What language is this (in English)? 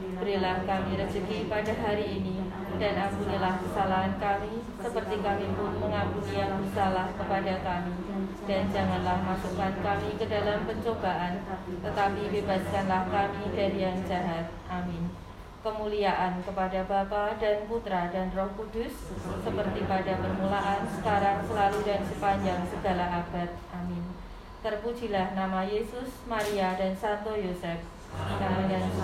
Indonesian